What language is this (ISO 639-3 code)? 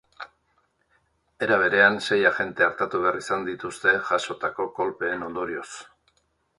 eus